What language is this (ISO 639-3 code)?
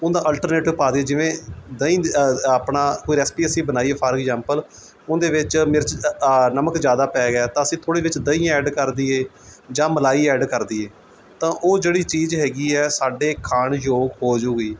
pan